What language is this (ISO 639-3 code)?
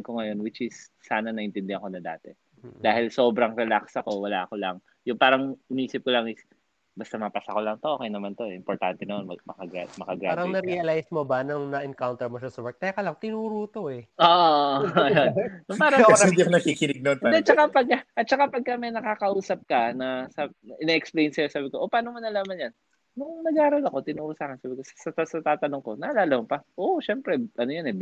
fil